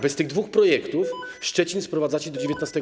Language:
Polish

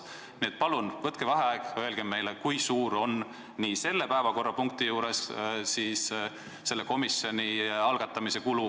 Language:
Estonian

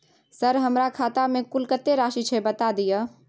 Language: Maithili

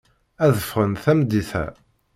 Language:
Kabyle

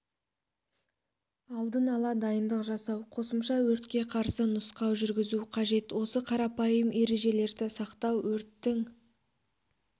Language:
Kazakh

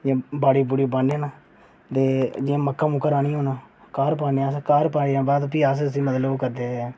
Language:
Dogri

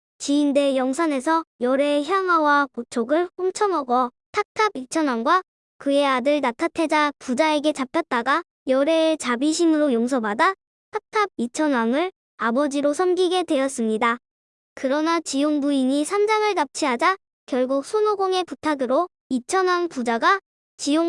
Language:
Korean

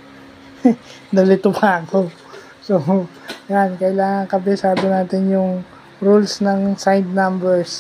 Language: Filipino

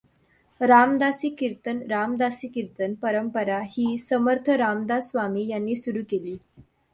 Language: Marathi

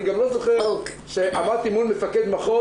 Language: Hebrew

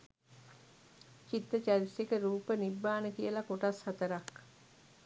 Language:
Sinhala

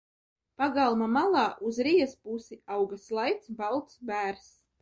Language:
Latvian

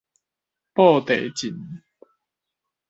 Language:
Min Nan Chinese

